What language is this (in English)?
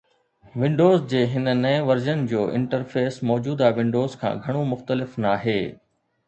Sindhi